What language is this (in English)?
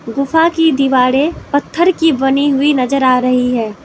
Hindi